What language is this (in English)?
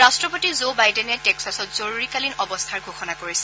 Assamese